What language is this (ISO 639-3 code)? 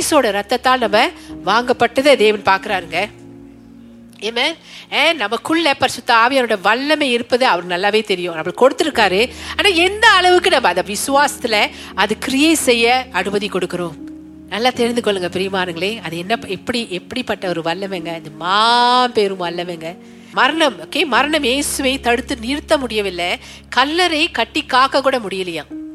tam